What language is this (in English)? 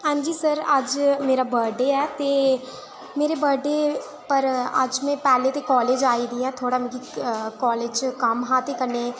Dogri